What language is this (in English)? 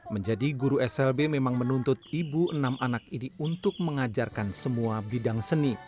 Indonesian